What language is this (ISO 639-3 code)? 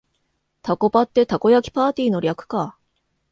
jpn